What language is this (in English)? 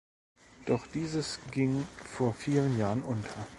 German